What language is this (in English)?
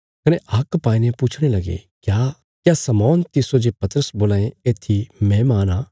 Bilaspuri